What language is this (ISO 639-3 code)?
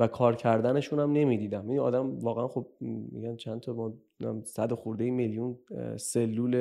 fas